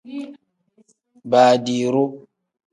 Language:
Tem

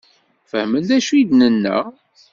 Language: Kabyle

